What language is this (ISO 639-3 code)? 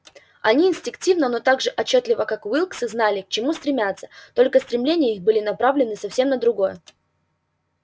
rus